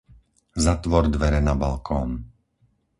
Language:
Slovak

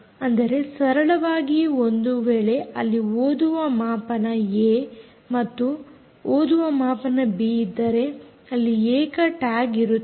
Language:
Kannada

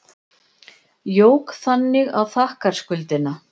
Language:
Icelandic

